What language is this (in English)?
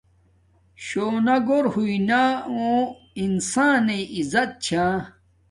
Domaaki